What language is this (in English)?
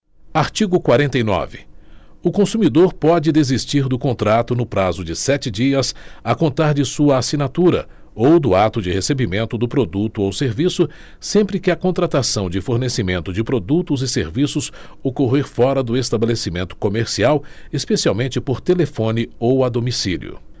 Portuguese